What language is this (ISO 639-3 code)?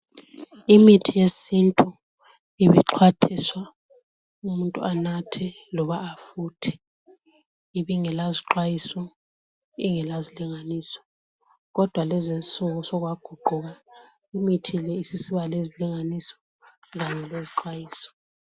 nde